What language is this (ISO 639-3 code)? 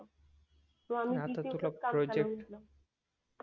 mar